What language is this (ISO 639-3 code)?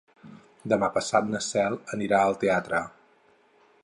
cat